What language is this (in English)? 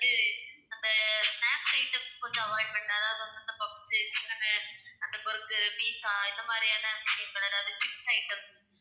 Tamil